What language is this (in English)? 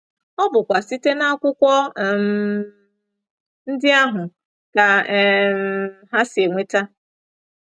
Igbo